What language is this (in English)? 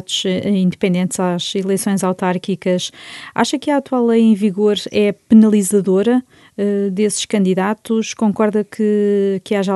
Portuguese